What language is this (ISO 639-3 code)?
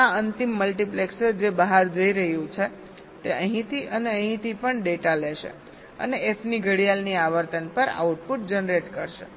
guj